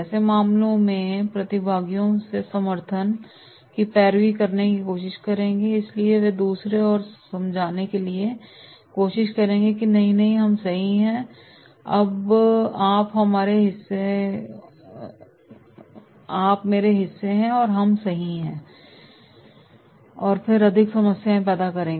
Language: Hindi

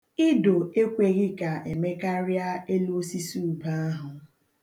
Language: Igbo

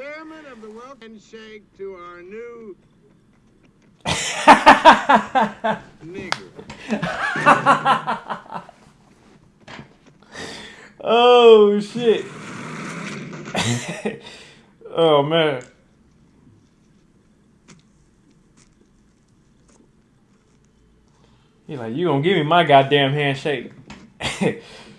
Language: English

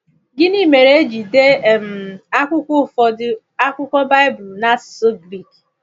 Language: Igbo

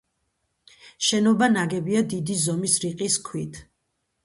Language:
Georgian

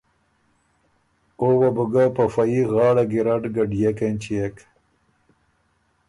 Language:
Ormuri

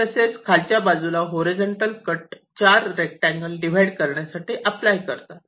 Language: Marathi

